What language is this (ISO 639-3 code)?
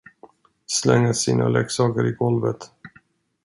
swe